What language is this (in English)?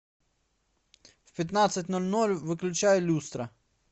Russian